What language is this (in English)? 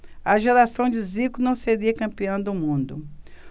Portuguese